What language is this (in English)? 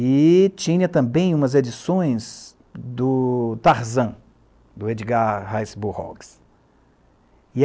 Portuguese